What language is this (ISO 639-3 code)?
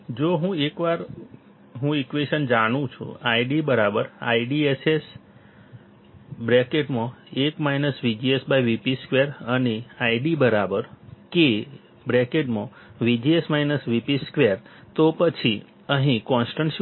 guj